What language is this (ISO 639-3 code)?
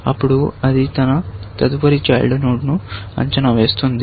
tel